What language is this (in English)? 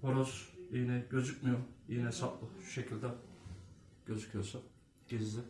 Turkish